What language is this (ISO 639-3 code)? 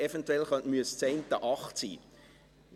gsw